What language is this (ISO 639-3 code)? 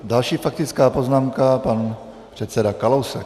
ces